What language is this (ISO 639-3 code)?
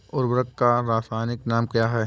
hin